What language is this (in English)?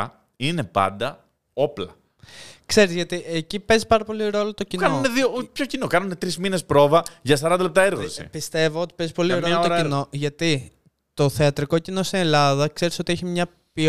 Greek